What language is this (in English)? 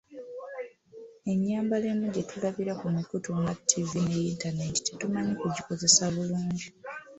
Ganda